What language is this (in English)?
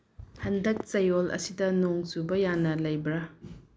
Manipuri